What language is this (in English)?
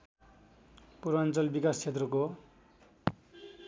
Nepali